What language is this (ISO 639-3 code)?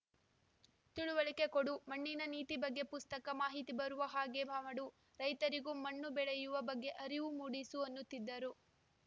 kan